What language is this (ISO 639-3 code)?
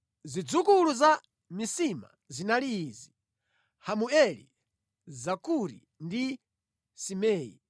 nya